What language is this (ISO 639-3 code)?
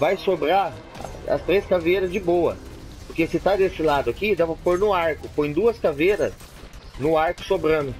por